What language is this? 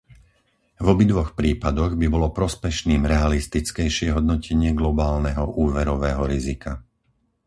Slovak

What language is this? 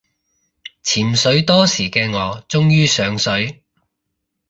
Cantonese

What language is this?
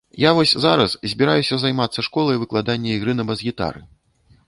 Belarusian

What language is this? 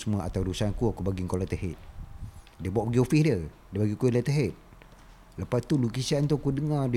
Malay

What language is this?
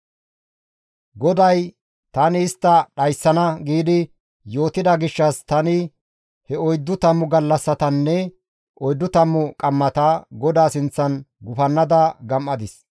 Gamo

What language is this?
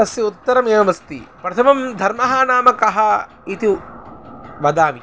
Sanskrit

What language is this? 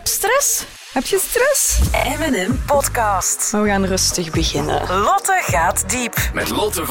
Dutch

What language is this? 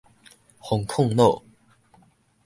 Min Nan Chinese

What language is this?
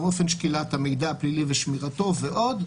Hebrew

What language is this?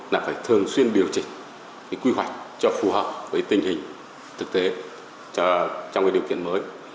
Vietnamese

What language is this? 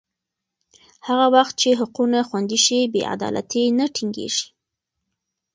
Pashto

